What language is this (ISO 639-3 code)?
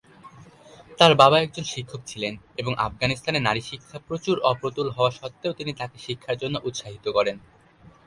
ben